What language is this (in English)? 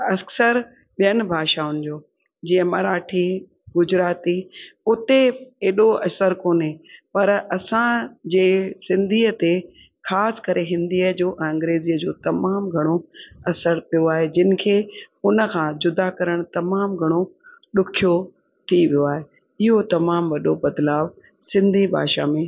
Sindhi